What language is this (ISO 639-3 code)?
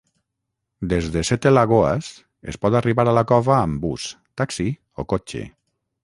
cat